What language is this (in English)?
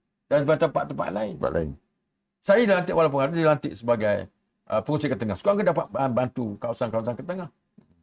Malay